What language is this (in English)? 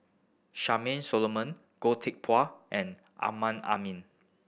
English